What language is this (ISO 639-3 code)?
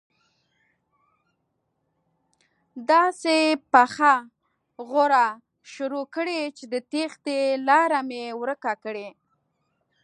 pus